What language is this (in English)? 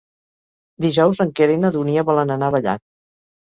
Catalan